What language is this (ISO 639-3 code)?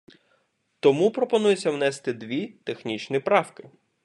ukr